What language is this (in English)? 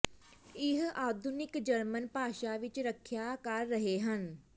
Punjabi